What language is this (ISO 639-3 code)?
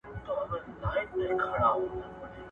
pus